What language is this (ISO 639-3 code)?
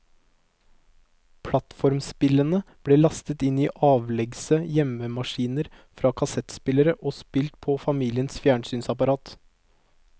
nor